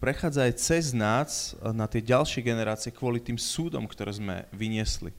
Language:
Slovak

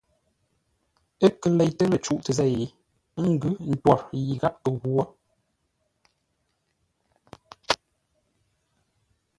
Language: Ngombale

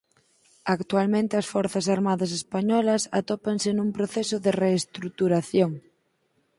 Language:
Galician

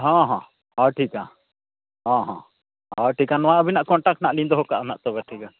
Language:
Santali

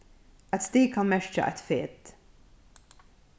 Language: Faroese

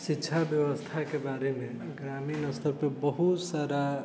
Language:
Maithili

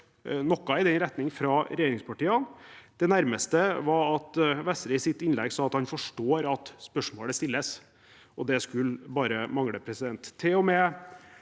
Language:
Norwegian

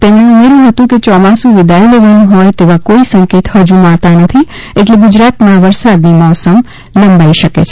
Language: Gujarati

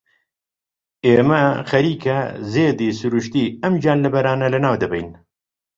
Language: Central Kurdish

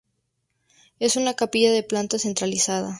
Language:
Spanish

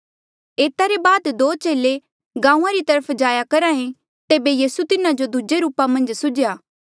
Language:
Mandeali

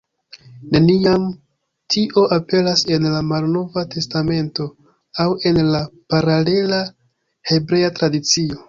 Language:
Esperanto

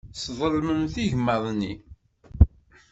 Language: Kabyle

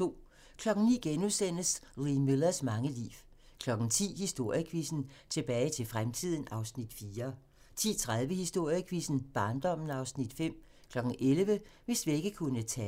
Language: Danish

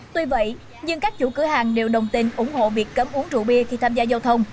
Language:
Vietnamese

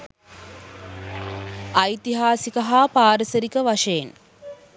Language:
Sinhala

